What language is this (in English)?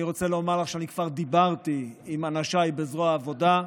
Hebrew